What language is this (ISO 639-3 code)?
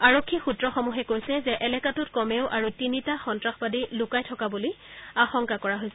asm